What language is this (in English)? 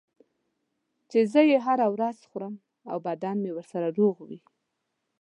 Pashto